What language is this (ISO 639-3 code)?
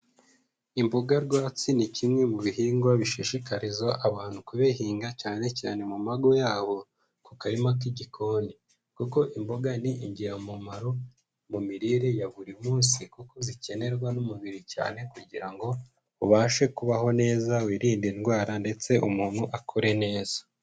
kin